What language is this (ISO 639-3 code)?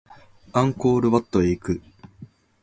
jpn